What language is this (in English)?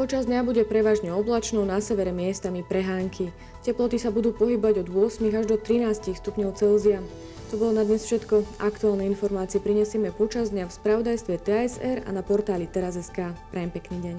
Slovak